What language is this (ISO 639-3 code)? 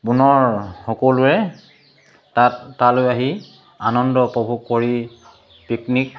asm